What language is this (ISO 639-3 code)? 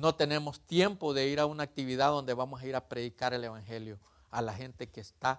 spa